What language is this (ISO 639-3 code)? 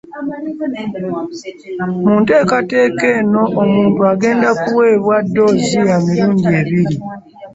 lug